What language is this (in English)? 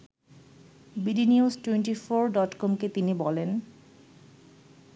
Bangla